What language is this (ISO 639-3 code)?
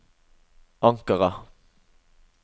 nor